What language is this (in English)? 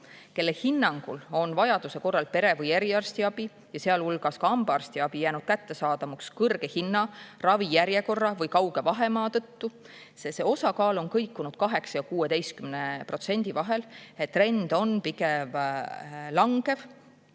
Estonian